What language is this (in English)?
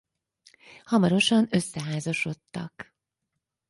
Hungarian